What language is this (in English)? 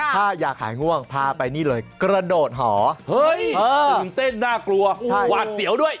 Thai